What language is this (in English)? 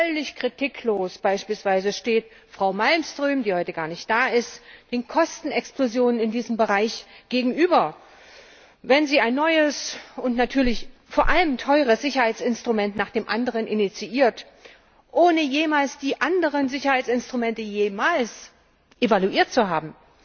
German